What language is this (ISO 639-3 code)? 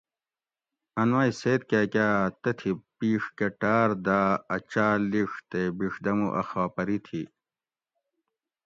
gwc